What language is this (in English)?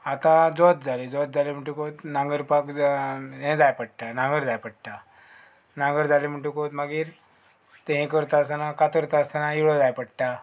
Konkani